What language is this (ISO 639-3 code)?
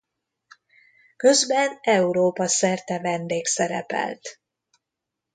hun